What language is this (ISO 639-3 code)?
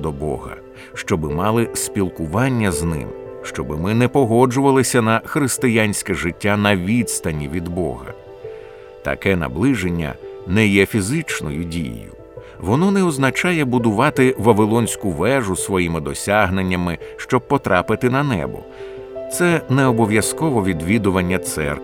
ukr